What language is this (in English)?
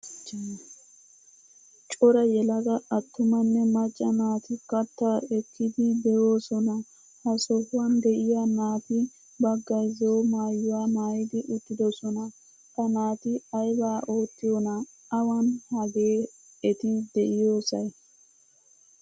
Wolaytta